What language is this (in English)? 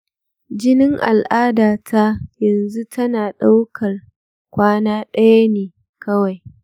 Hausa